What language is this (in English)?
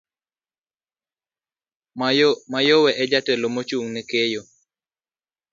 Luo (Kenya and Tanzania)